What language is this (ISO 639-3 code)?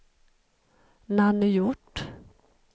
swe